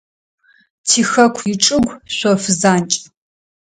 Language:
Adyghe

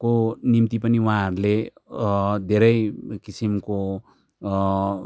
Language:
Nepali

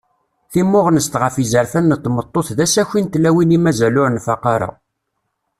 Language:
Kabyle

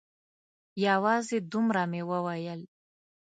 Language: Pashto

